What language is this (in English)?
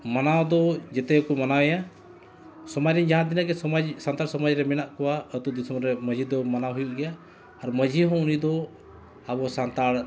Santali